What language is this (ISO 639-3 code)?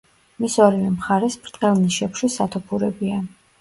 kat